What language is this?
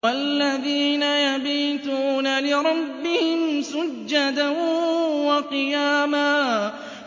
Arabic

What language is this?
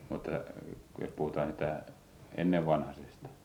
Finnish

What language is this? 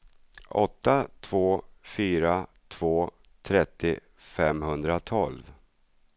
Swedish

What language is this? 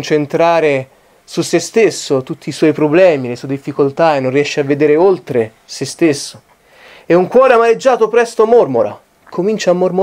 Italian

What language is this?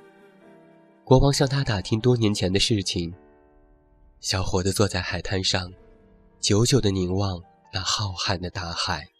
Chinese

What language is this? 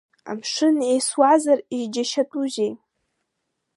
Abkhazian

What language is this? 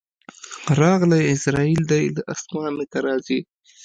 Pashto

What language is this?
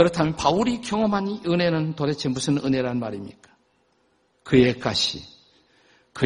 Korean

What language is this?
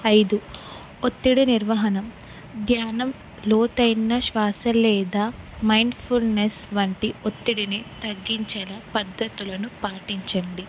Telugu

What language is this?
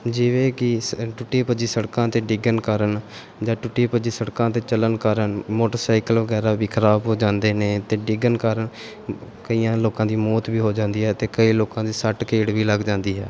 Punjabi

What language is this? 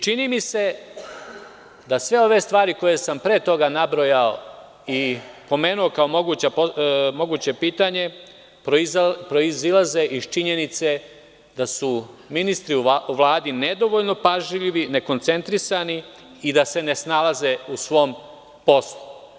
Serbian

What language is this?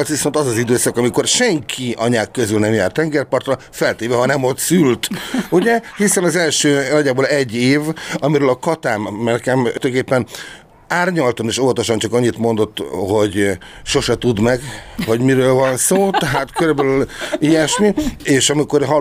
Hungarian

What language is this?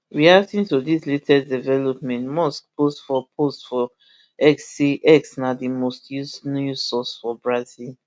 Nigerian Pidgin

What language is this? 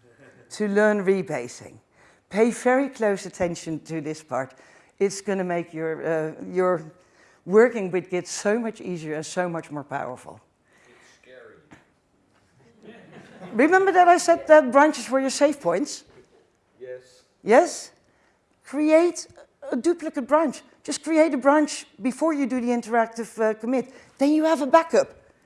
English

